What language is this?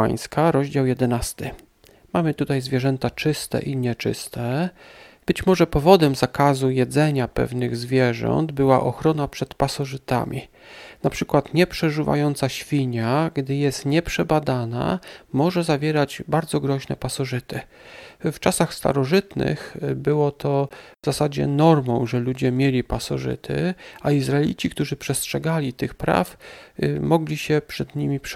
Polish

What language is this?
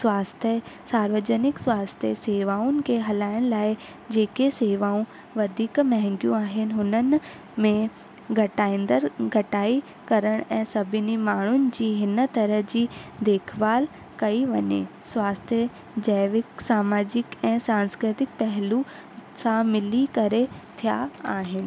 Sindhi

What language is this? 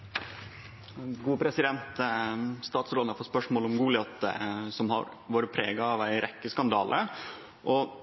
Norwegian Nynorsk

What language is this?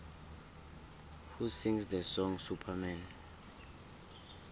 South Ndebele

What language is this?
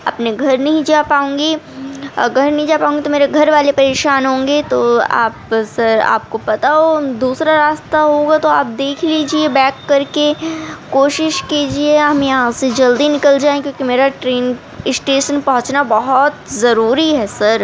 Urdu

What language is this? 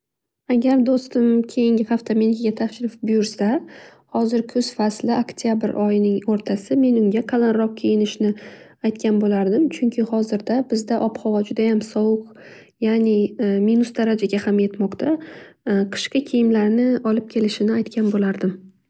Uzbek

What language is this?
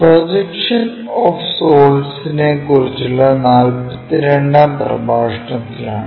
Malayalam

